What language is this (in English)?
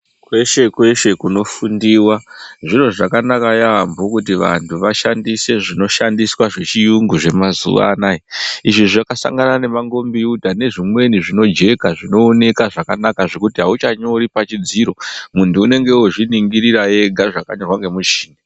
Ndau